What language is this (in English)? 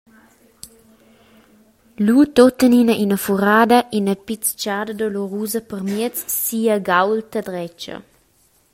Romansh